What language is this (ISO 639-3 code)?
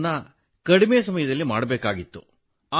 kan